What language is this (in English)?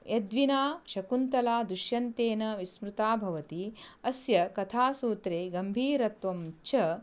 Sanskrit